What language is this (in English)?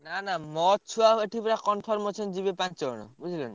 Odia